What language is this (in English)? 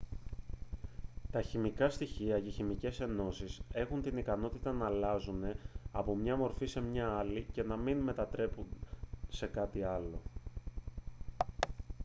Greek